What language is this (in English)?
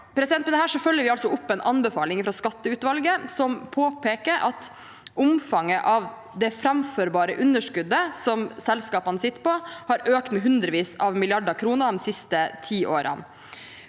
Norwegian